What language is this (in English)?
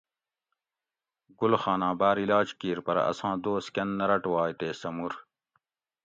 Gawri